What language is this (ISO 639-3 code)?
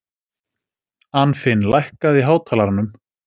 isl